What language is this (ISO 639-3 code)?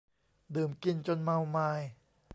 tha